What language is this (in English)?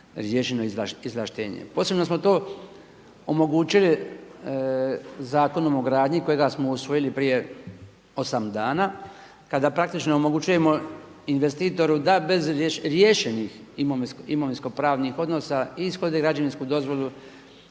Croatian